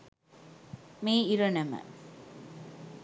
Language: Sinhala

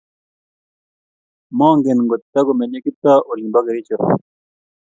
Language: Kalenjin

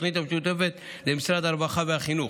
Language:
Hebrew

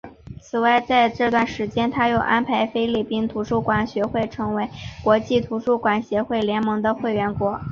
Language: Chinese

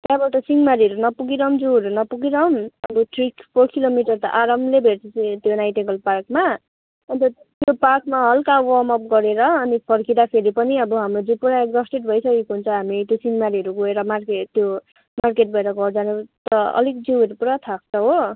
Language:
Nepali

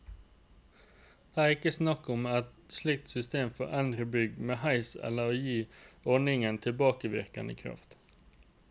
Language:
Norwegian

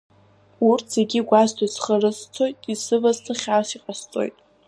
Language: Abkhazian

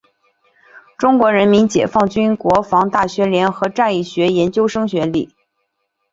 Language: Chinese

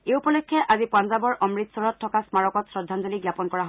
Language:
Assamese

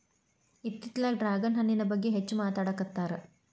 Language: Kannada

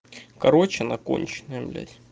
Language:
Russian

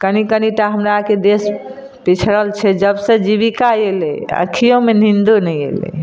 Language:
Maithili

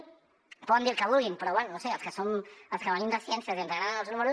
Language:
Catalan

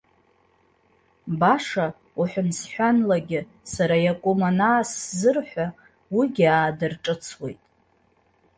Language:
Abkhazian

